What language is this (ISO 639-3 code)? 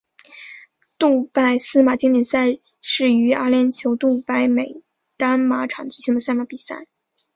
zho